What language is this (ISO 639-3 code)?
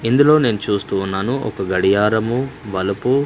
tel